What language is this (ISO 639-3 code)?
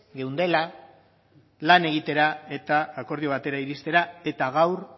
eus